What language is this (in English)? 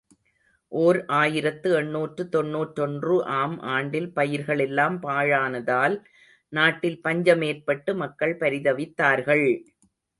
Tamil